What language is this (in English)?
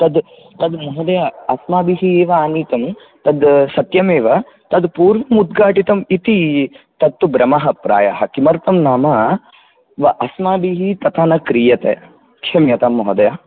Sanskrit